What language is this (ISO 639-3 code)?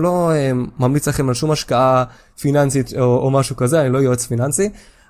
heb